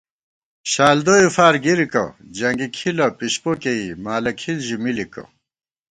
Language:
Gawar-Bati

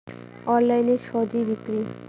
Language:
Bangla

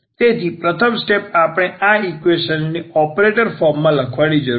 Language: Gujarati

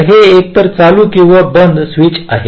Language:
Marathi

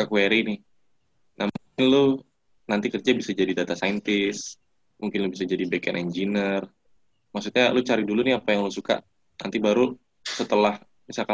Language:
Indonesian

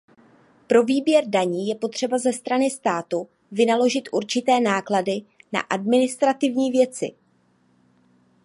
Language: Czech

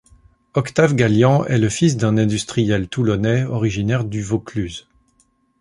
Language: French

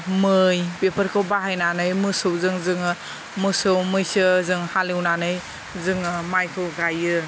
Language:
Bodo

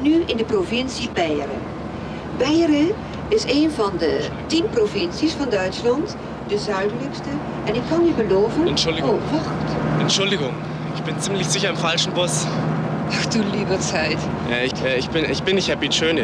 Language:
German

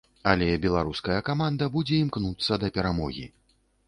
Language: Belarusian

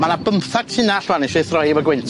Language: Welsh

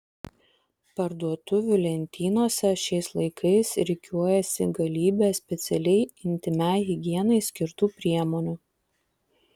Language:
Lithuanian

